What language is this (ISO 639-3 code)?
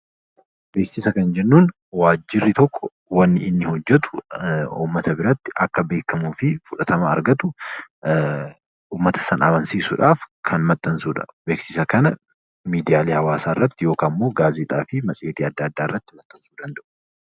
orm